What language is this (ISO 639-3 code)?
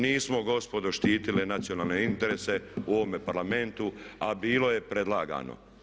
hrv